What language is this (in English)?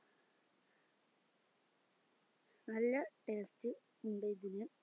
Malayalam